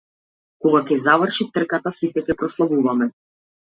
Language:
Macedonian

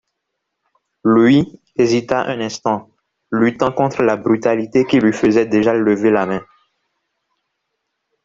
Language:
French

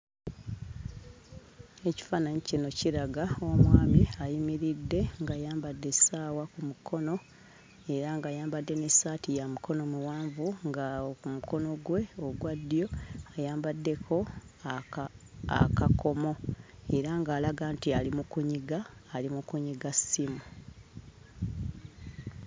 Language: Ganda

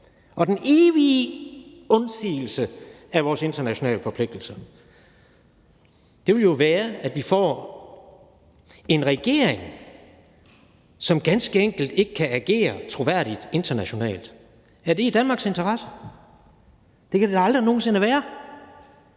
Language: Danish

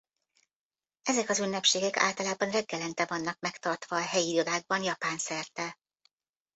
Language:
Hungarian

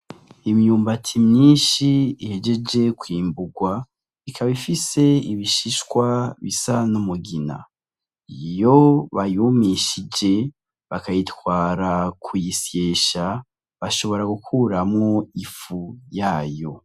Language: Rundi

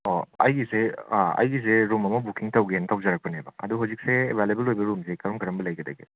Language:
Manipuri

